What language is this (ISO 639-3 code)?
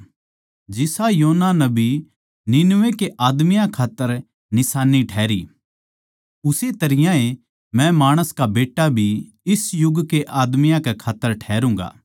bgc